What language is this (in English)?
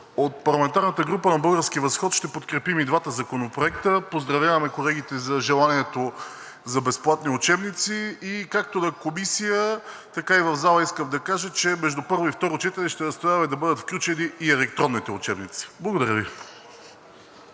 Bulgarian